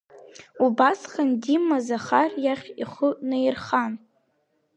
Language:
Abkhazian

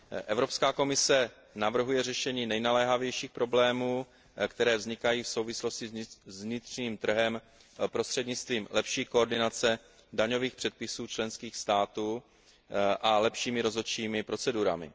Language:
Czech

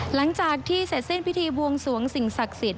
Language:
Thai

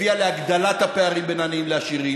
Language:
Hebrew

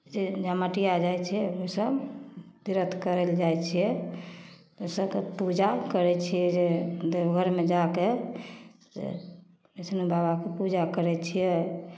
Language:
Maithili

